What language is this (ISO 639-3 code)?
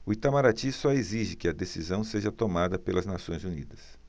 por